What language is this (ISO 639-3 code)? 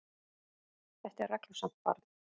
isl